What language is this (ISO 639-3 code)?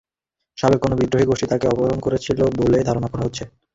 ben